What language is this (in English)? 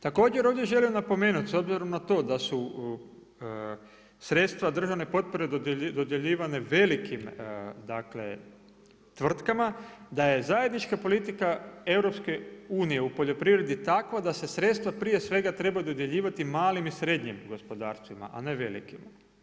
Croatian